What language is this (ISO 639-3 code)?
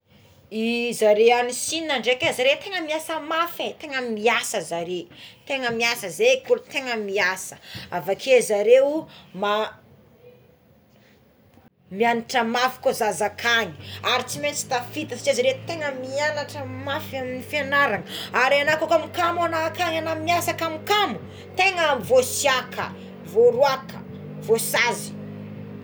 xmw